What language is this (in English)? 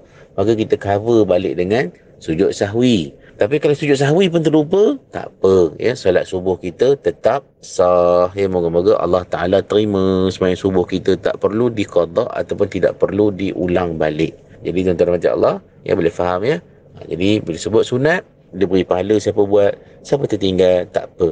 Malay